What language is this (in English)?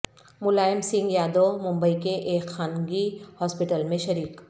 Urdu